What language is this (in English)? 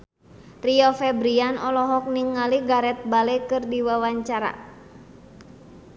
Sundanese